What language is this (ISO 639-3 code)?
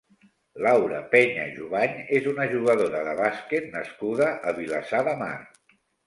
cat